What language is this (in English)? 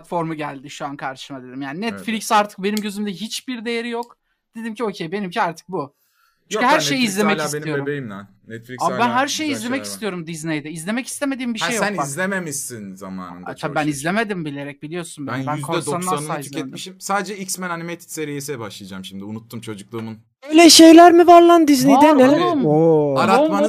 Turkish